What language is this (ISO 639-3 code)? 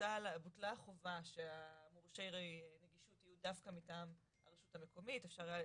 heb